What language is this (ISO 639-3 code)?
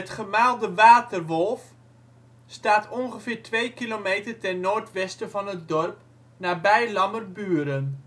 nld